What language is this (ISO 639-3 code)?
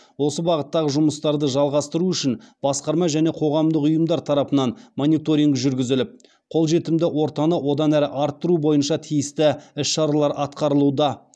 kaz